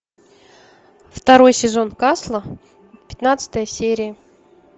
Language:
Russian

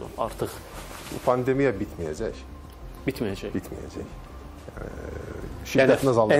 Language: Turkish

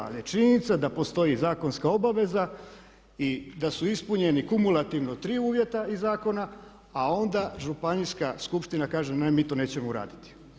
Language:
Croatian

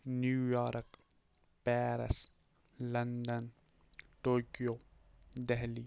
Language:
Kashmiri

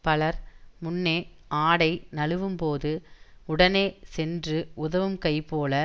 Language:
Tamil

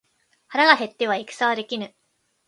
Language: Japanese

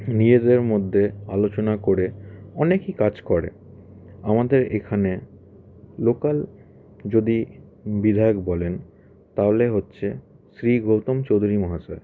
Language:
Bangla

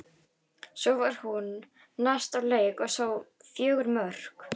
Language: Icelandic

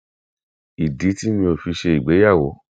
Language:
Yoruba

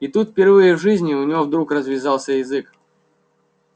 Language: Russian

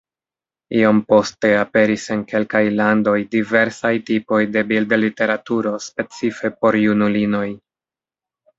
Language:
Esperanto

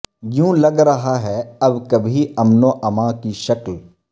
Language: Urdu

